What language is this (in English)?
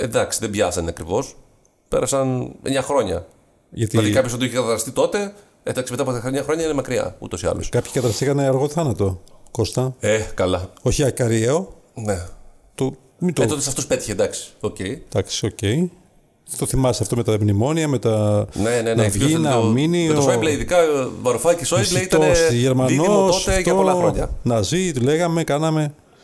Greek